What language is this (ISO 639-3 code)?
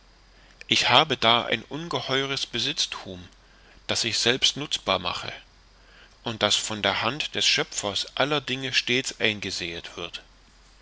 deu